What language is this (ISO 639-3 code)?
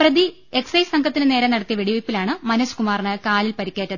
mal